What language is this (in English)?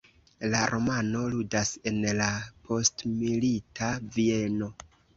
Esperanto